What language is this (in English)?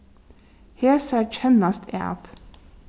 Faroese